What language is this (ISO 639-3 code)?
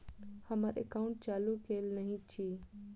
mai